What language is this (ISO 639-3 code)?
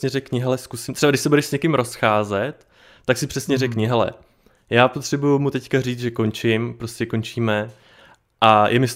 ces